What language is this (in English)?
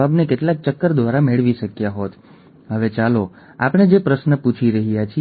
Gujarati